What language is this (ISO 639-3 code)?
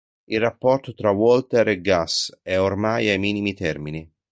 ita